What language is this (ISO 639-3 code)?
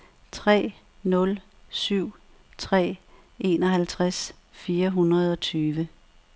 dan